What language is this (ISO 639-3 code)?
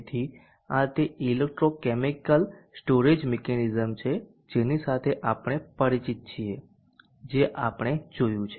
guj